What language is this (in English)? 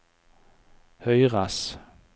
Norwegian